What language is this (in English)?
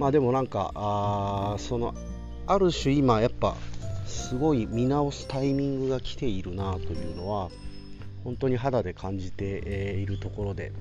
Japanese